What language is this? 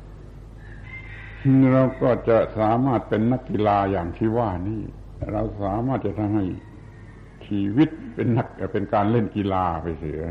Thai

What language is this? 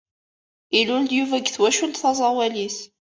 Kabyle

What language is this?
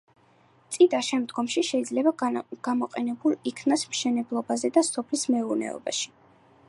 Georgian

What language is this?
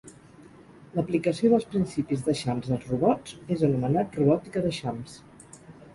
Catalan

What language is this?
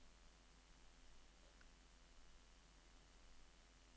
Norwegian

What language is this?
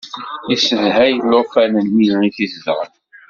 Kabyle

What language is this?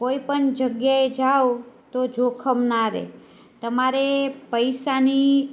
Gujarati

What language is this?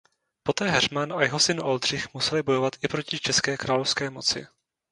Czech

